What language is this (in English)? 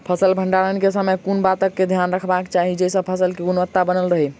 Maithili